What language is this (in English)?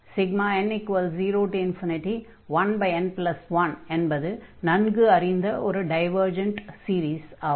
Tamil